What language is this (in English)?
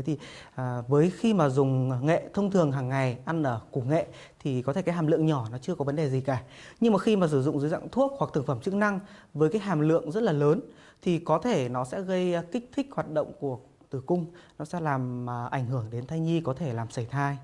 Vietnamese